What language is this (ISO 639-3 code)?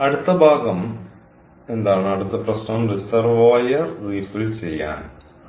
mal